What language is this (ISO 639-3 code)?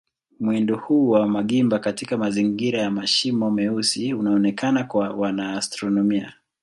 swa